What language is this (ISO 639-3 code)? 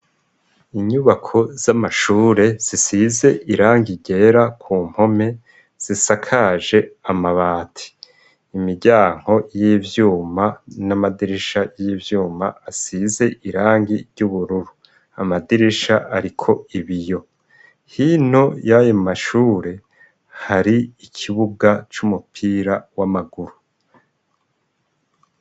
run